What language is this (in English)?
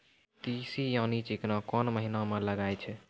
Maithili